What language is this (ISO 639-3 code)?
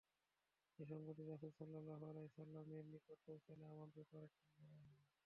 ben